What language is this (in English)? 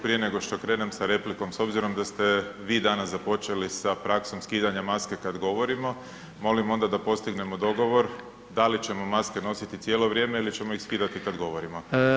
Croatian